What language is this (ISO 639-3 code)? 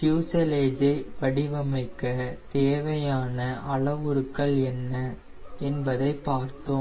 tam